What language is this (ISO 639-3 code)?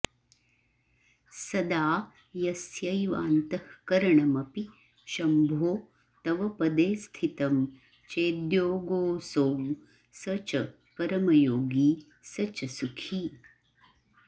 san